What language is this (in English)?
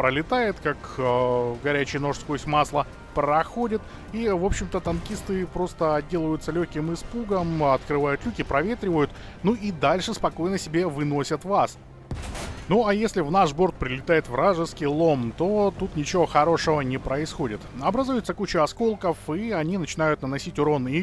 Russian